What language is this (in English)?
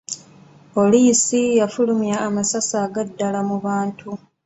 Ganda